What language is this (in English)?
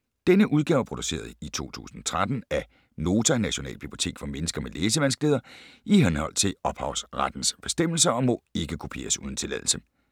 Danish